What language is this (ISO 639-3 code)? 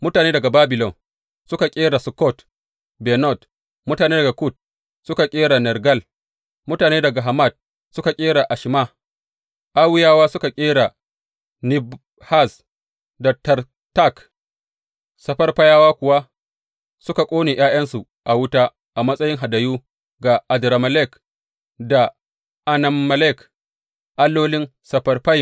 hau